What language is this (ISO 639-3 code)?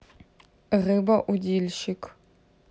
rus